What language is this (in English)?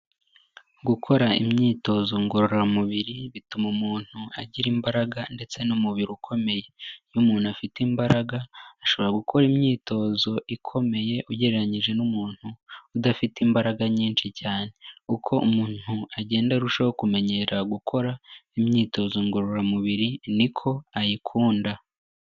Kinyarwanda